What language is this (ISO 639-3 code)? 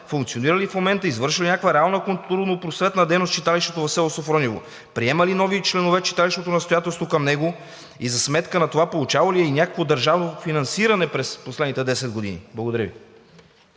bul